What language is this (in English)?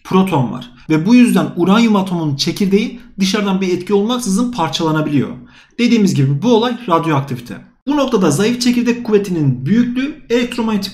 Turkish